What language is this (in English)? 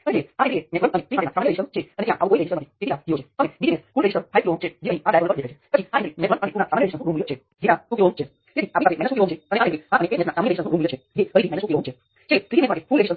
Gujarati